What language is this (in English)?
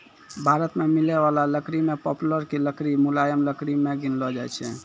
Maithili